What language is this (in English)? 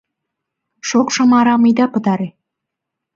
Mari